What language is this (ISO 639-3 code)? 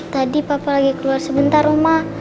ind